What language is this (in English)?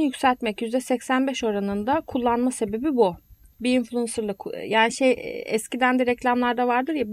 Turkish